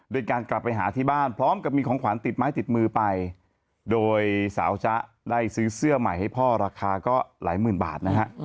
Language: Thai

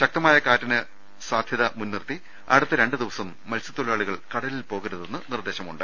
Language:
Malayalam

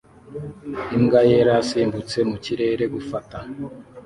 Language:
Kinyarwanda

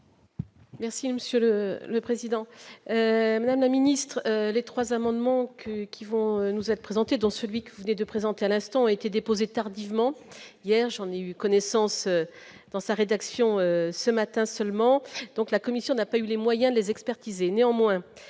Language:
French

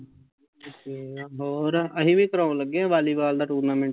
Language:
Punjabi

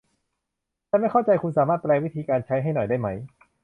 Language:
Thai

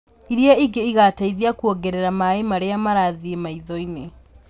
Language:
Kikuyu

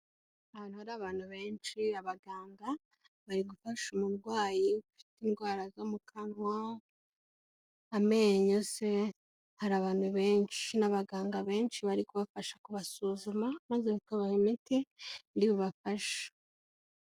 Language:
Kinyarwanda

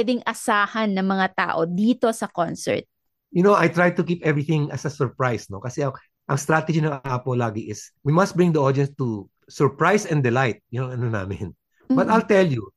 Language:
Filipino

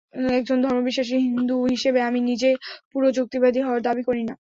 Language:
Bangla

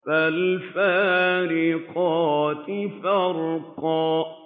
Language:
Arabic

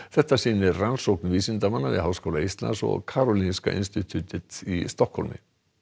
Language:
Icelandic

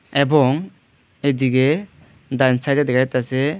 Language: Bangla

